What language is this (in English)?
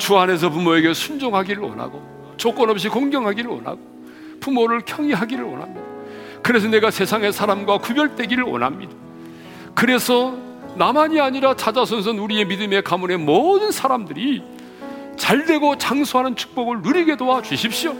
Korean